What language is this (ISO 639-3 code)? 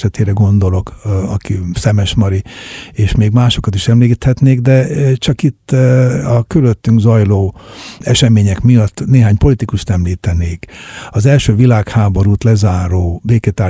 hun